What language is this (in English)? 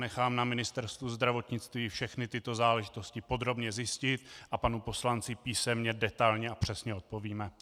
Czech